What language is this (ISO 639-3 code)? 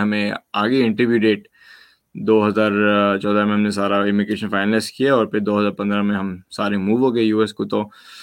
urd